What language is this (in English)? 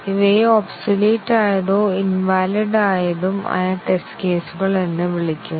Malayalam